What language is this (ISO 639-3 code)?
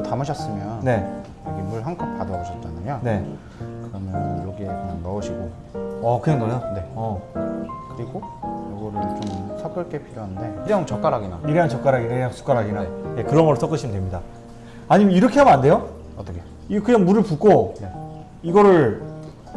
kor